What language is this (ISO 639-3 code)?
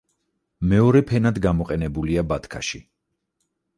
kat